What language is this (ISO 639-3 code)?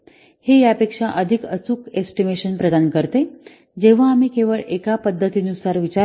mar